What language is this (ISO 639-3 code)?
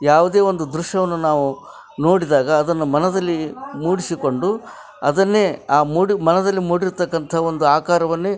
kan